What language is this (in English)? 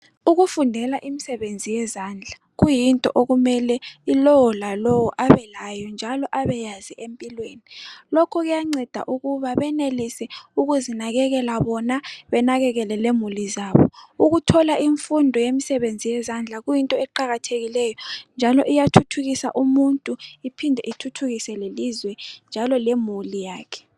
North Ndebele